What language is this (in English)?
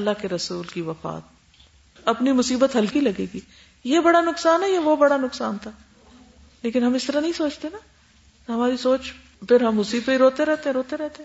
Urdu